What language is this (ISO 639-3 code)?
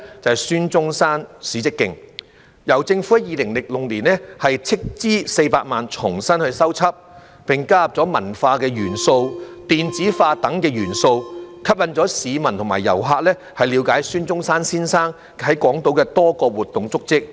yue